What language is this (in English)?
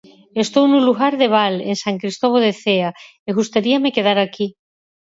Galician